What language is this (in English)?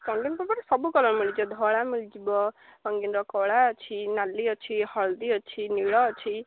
Odia